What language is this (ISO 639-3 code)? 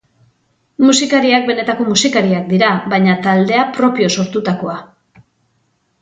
eus